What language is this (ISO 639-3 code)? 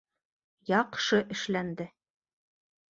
bak